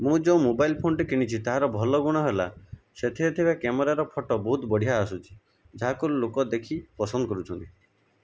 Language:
Odia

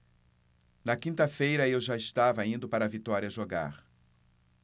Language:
Portuguese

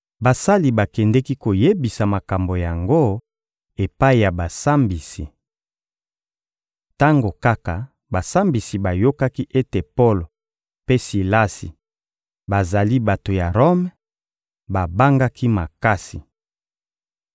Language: Lingala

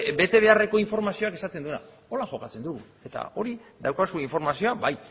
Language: Basque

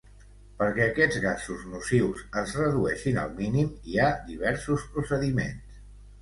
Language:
Catalan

